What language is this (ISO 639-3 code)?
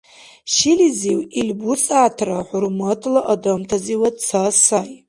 dar